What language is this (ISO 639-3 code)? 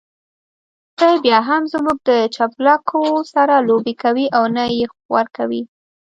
pus